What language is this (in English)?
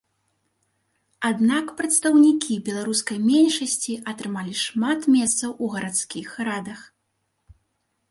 Belarusian